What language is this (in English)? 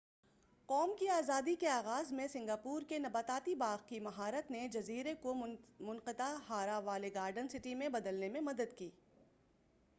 Urdu